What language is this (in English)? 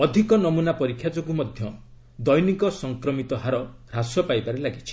Odia